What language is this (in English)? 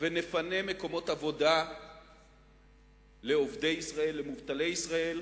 Hebrew